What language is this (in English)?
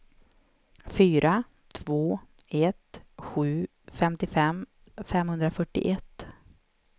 Swedish